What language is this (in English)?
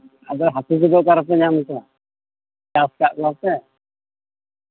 Santali